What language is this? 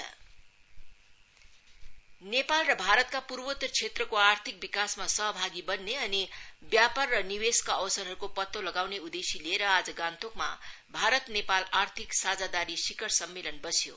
Nepali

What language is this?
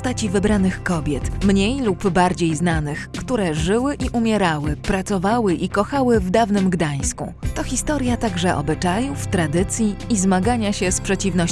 Polish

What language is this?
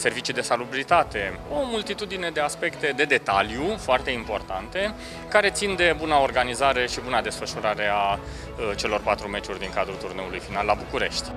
Romanian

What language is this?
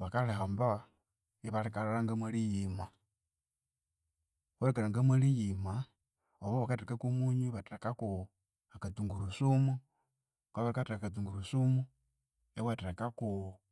Konzo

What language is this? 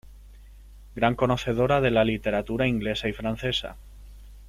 Spanish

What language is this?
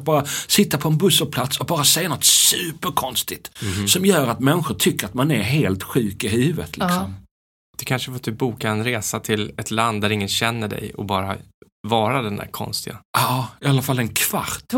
Swedish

